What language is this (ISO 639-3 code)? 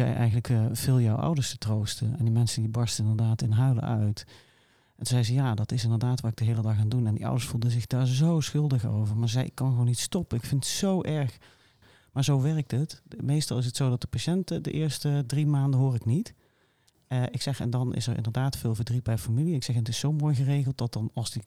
nld